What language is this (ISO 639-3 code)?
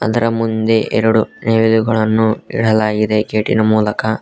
kan